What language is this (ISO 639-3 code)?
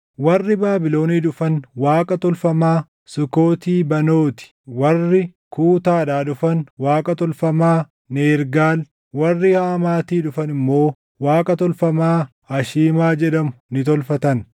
orm